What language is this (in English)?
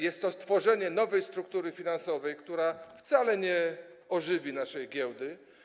Polish